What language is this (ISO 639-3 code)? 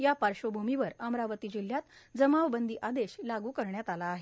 mar